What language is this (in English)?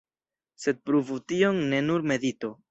Esperanto